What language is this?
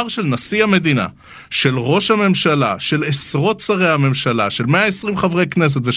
Hebrew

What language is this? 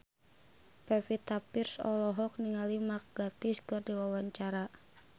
Sundanese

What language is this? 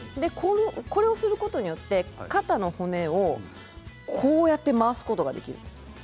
Japanese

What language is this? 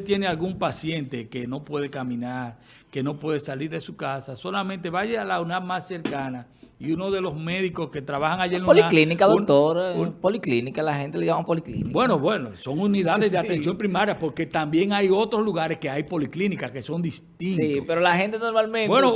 Spanish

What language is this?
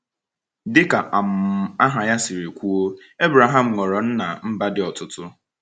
Igbo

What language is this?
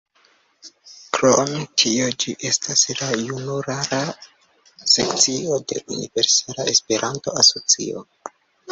Esperanto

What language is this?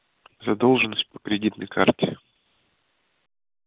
Russian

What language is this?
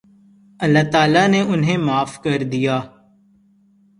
Urdu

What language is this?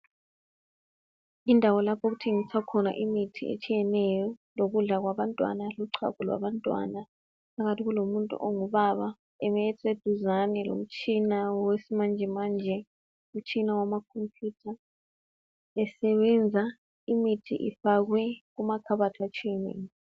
North Ndebele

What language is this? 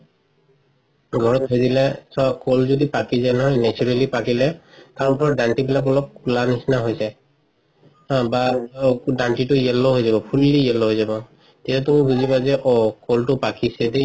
Assamese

